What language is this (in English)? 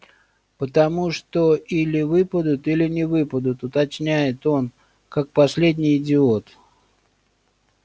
Russian